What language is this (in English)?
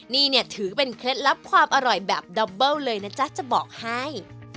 Thai